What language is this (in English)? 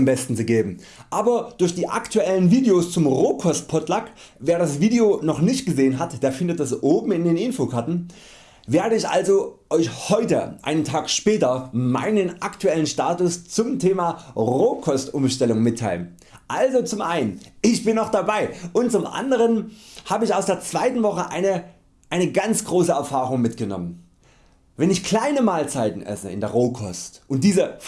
German